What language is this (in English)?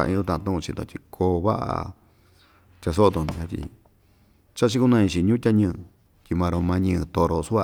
Ixtayutla Mixtec